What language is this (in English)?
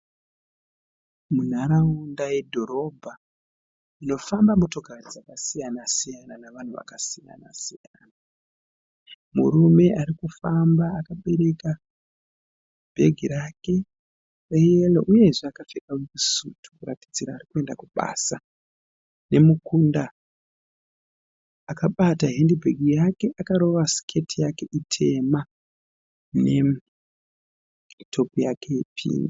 Shona